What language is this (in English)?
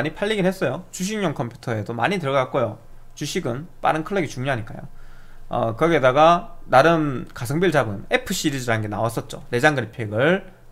Korean